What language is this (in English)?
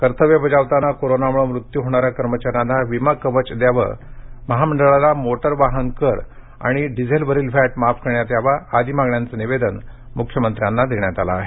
Marathi